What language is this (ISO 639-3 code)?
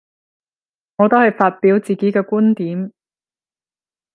yue